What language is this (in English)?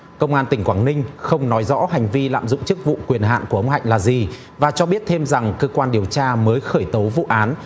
Vietnamese